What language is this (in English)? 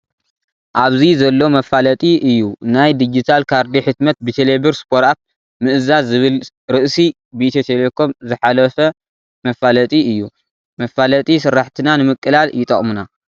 Tigrinya